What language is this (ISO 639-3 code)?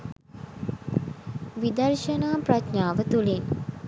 sin